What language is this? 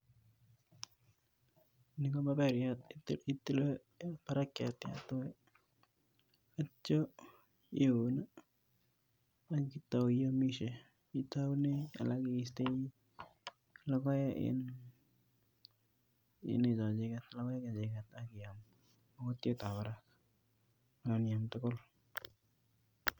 Kalenjin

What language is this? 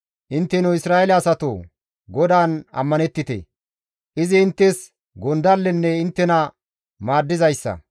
Gamo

